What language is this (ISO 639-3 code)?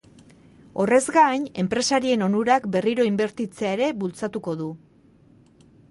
eus